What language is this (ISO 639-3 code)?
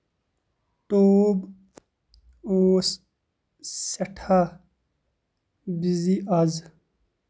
kas